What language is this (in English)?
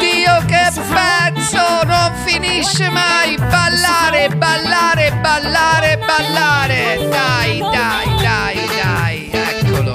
Italian